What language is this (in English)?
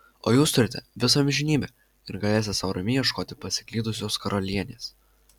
Lithuanian